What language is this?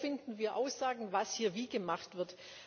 German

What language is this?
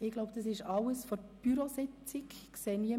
Swiss German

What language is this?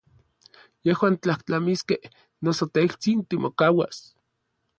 Orizaba Nahuatl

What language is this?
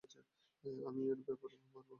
Bangla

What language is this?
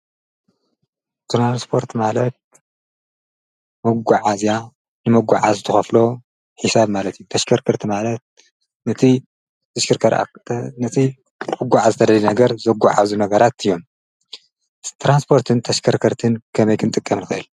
Tigrinya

